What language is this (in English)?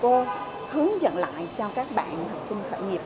Vietnamese